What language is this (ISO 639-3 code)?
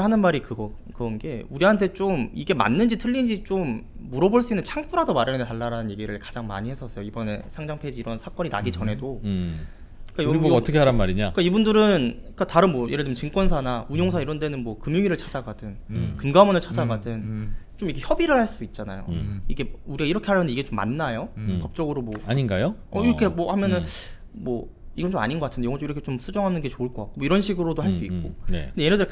kor